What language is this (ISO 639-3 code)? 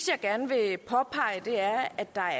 dan